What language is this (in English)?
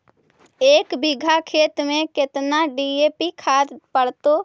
Magahi